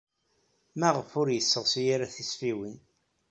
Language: Kabyle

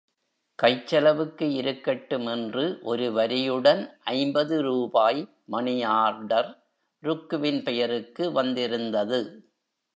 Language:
Tamil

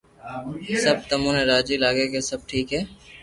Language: Loarki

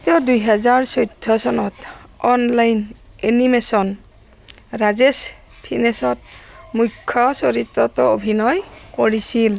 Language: Assamese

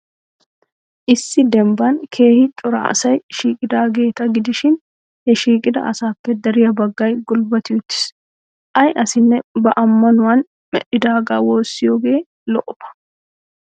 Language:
Wolaytta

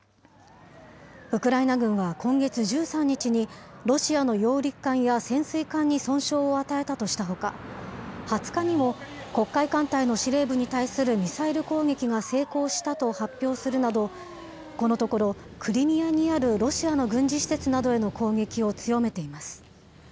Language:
Japanese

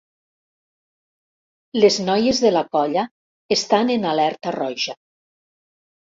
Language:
Catalan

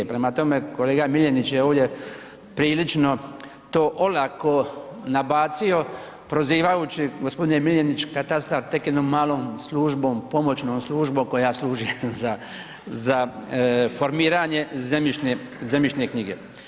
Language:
Croatian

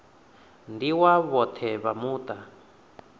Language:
Venda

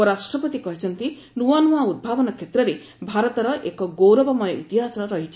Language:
Odia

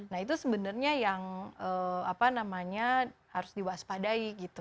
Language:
Indonesian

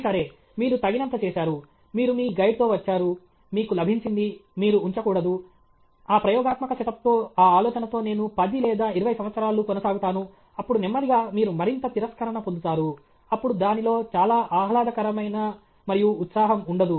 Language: Telugu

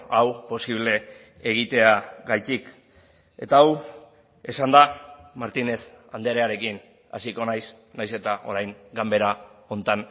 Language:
Basque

